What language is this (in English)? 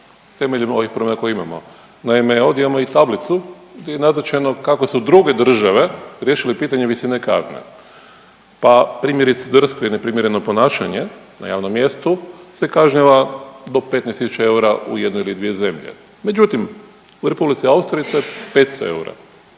Croatian